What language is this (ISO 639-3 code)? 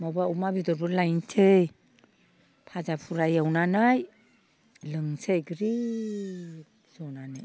brx